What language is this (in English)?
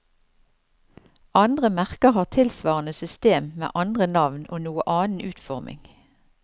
Norwegian